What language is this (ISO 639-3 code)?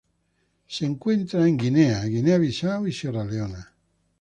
spa